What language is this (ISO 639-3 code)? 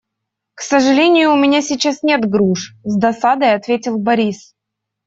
rus